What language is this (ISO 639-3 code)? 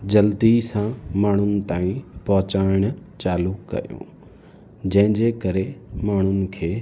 snd